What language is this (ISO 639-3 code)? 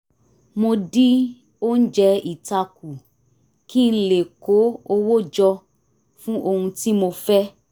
yor